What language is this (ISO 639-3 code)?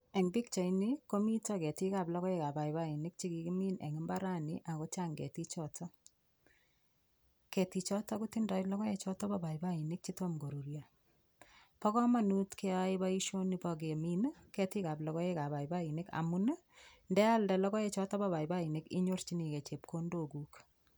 kln